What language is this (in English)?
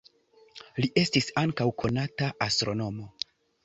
Esperanto